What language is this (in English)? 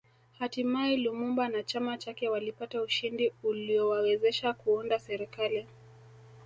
Swahili